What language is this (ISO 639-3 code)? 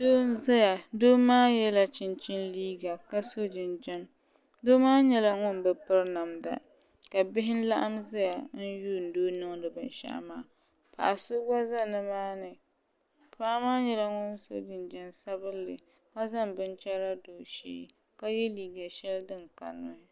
dag